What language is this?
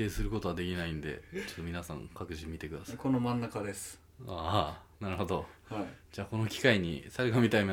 Japanese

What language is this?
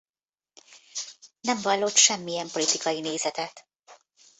Hungarian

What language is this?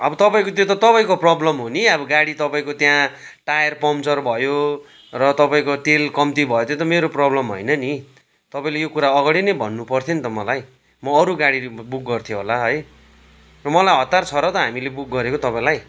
Nepali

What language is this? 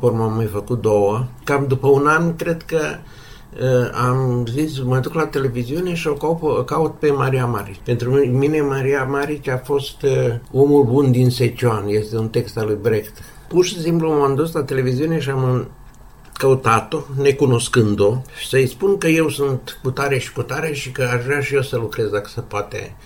Romanian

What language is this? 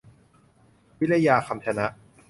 Thai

